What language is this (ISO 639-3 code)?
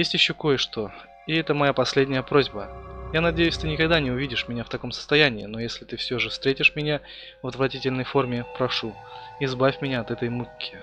rus